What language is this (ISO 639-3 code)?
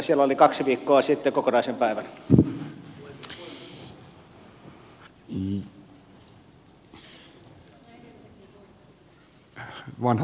fin